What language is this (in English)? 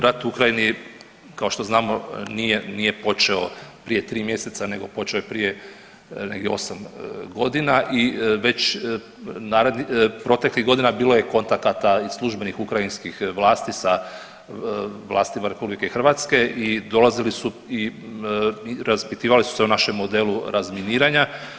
Croatian